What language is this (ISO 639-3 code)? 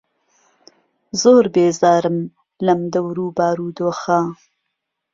ckb